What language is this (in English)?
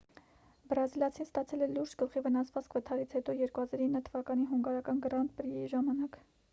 Armenian